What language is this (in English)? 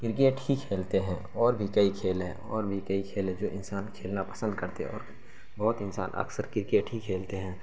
Urdu